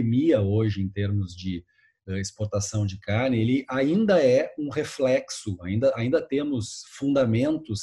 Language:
Portuguese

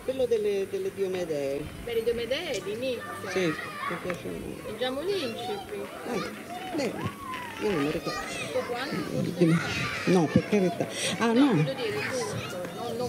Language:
Italian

